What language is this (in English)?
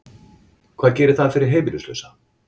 Icelandic